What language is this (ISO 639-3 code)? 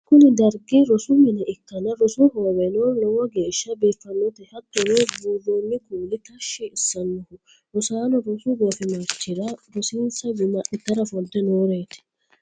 sid